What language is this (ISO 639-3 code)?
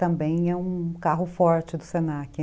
por